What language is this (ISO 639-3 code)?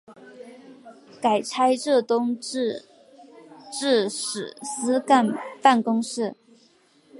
zho